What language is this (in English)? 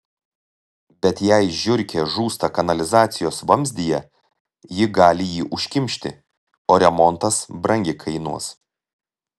Lithuanian